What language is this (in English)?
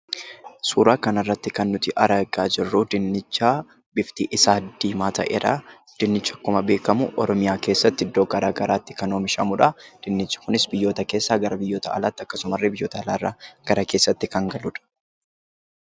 Oromo